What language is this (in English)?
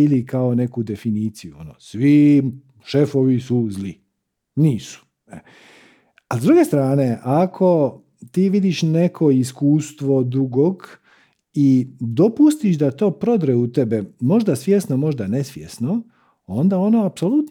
Croatian